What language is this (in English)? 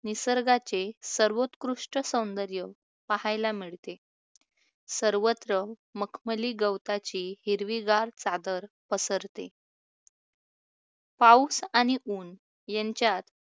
Marathi